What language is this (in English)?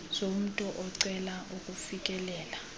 Xhosa